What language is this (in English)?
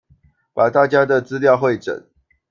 Chinese